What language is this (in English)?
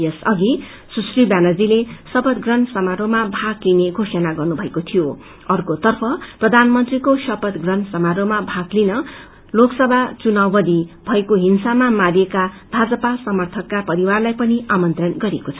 Nepali